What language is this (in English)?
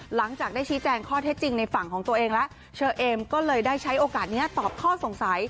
Thai